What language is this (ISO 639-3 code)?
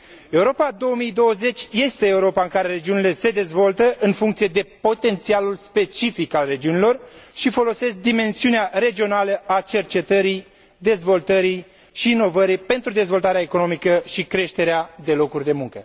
ron